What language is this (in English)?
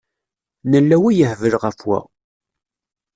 Kabyle